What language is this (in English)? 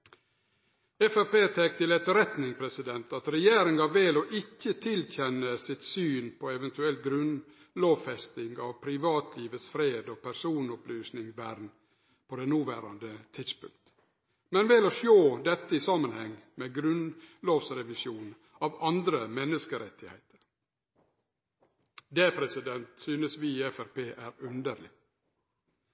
Norwegian Nynorsk